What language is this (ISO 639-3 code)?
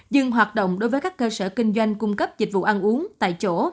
vie